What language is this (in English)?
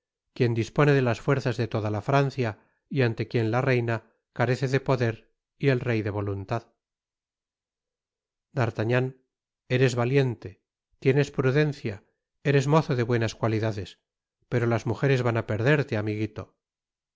Spanish